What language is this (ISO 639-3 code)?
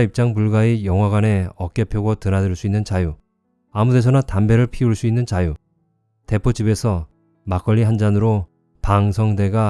kor